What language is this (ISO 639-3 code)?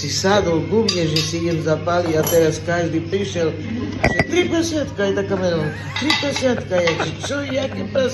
slk